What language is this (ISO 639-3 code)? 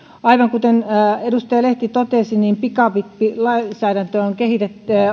fin